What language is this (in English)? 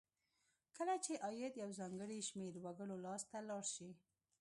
Pashto